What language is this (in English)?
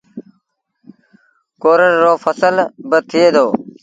Sindhi Bhil